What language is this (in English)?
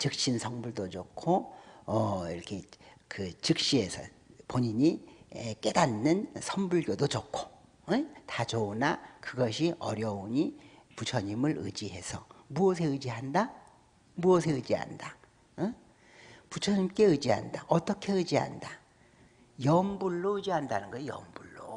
Korean